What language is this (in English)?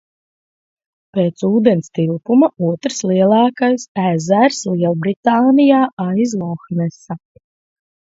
Latvian